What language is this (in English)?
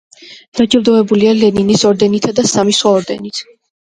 Georgian